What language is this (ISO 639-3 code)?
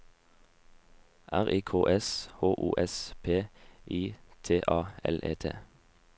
nor